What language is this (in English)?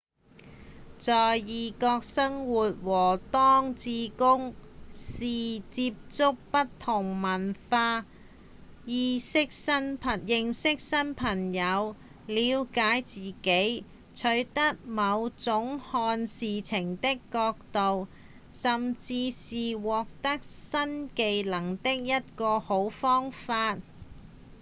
Cantonese